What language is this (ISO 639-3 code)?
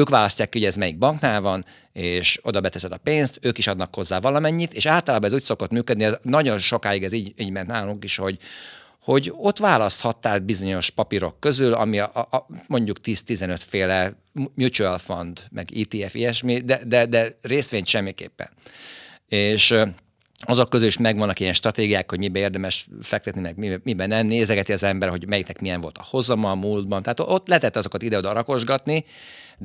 hun